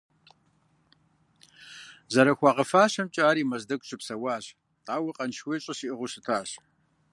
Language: Kabardian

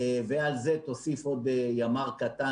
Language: Hebrew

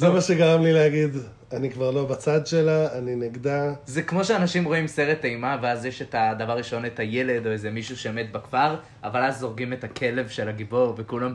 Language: Hebrew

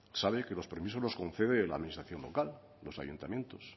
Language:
Spanish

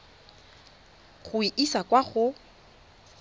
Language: Tswana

